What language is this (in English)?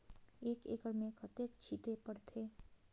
Chhattisgarhi